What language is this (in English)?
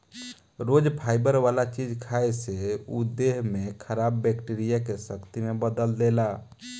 Bhojpuri